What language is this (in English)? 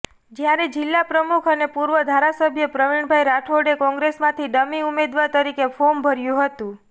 Gujarati